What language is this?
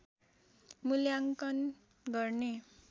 Nepali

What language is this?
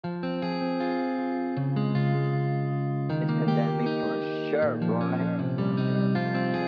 English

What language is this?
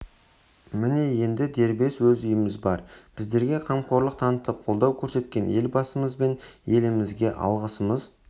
Kazakh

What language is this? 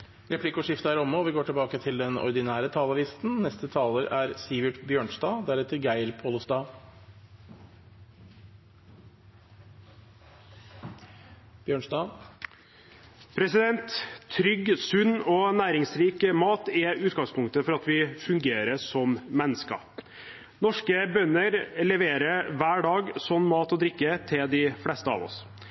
Norwegian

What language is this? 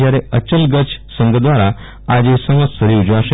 Gujarati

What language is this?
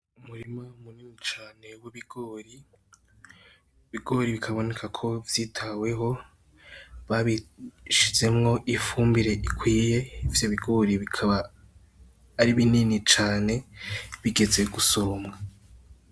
Rundi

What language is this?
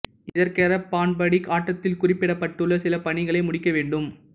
Tamil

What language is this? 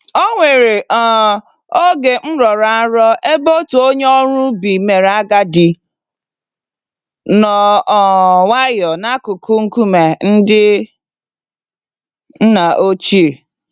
Igbo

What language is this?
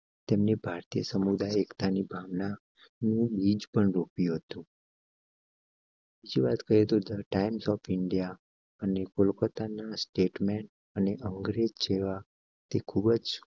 Gujarati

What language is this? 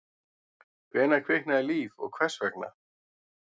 Icelandic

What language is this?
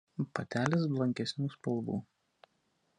Lithuanian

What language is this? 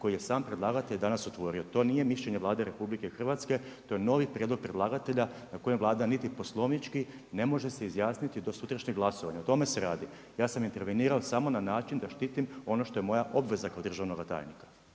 Croatian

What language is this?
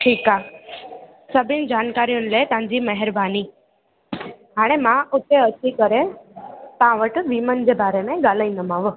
Sindhi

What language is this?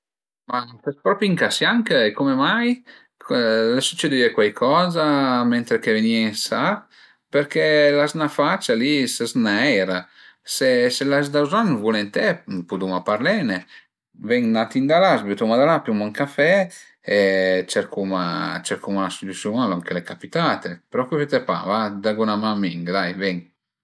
Piedmontese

